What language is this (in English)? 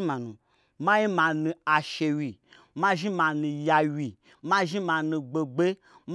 Gbagyi